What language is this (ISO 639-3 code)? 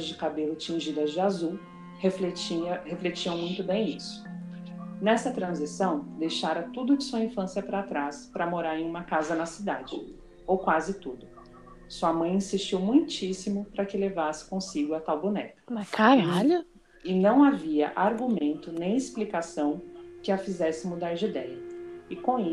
por